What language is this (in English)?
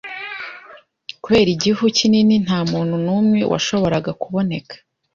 Kinyarwanda